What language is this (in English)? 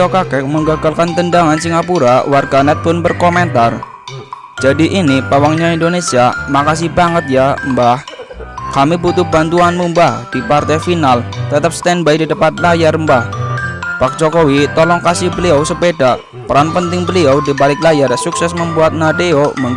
Indonesian